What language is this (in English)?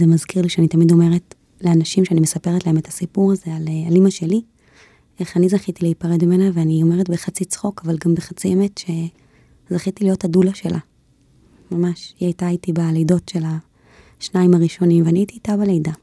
Hebrew